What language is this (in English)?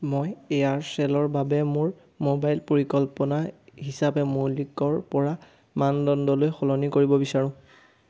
Assamese